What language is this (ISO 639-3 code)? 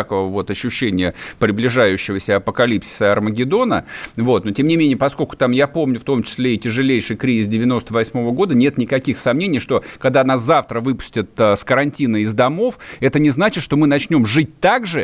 rus